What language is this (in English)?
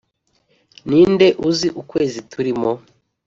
Kinyarwanda